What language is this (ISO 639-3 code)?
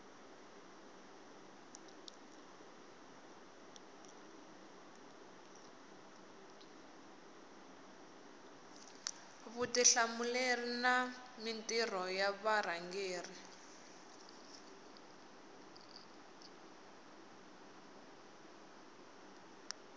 tso